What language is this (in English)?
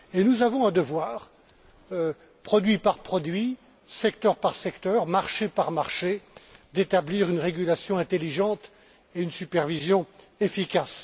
French